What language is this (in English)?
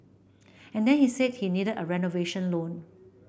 English